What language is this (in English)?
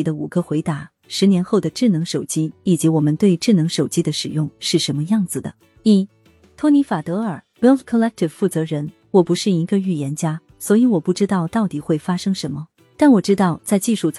Chinese